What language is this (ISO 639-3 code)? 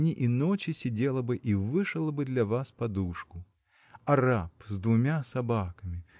rus